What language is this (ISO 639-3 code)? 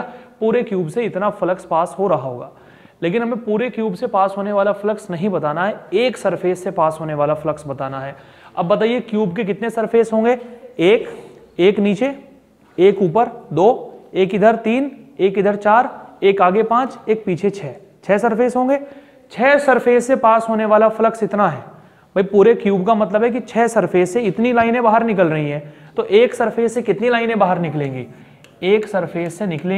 hin